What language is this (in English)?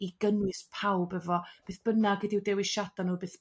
Welsh